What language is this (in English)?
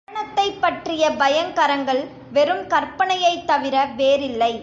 Tamil